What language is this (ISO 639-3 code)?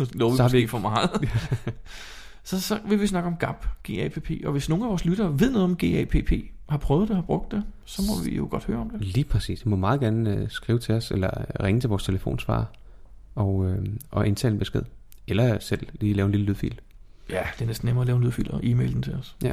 dan